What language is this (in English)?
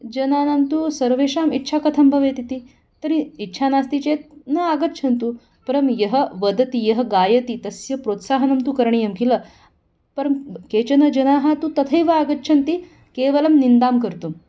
Sanskrit